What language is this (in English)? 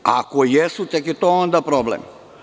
Serbian